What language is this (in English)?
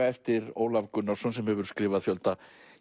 Icelandic